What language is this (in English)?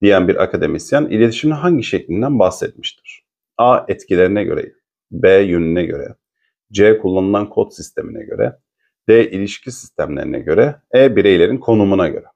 Turkish